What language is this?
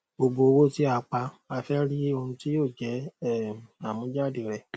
Yoruba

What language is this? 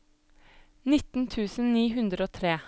Norwegian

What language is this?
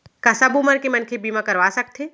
Chhattisgarhi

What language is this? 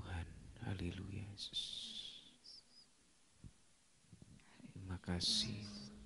Indonesian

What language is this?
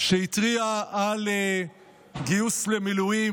Hebrew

